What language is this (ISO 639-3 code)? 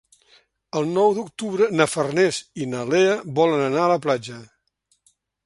cat